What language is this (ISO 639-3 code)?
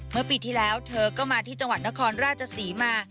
tha